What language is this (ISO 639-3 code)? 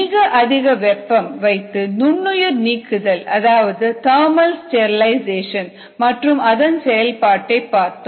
tam